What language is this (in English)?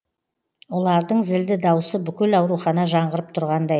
Kazakh